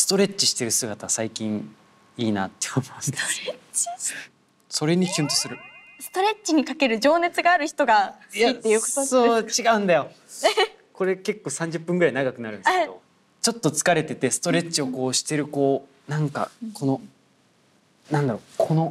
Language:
Japanese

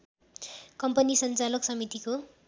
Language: Nepali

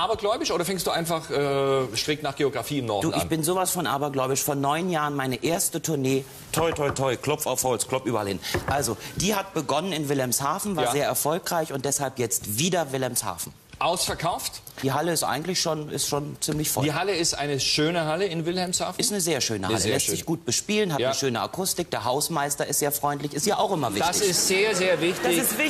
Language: German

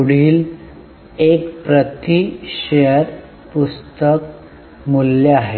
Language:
Marathi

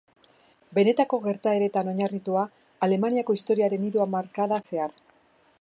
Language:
Basque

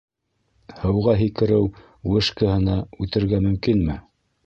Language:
Bashkir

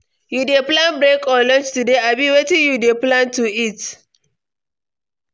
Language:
Nigerian Pidgin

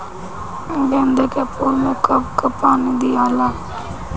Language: Bhojpuri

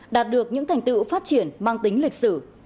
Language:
Vietnamese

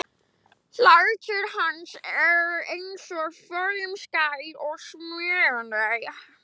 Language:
Icelandic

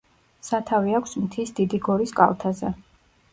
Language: Georgian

